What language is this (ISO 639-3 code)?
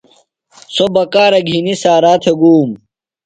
phl